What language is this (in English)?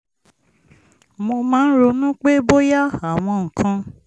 Yoruba